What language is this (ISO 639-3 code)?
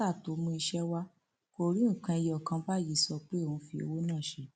yor